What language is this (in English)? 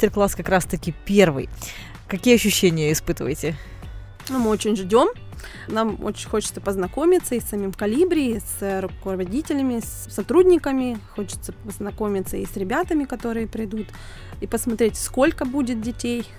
Russian